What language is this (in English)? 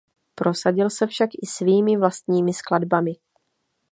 Czech